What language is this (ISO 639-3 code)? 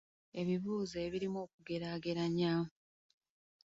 lug